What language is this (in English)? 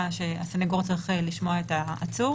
Hebrew